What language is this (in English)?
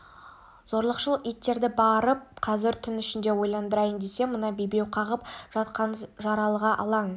Kazakh